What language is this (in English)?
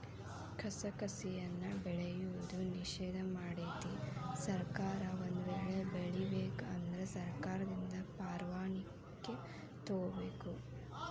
Kannada